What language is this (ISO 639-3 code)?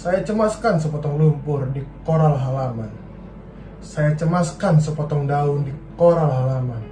ind